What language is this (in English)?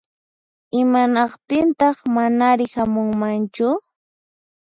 Puno Quechua